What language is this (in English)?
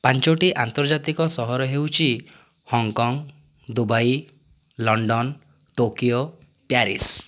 Odia